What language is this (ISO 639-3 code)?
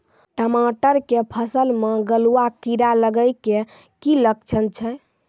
mai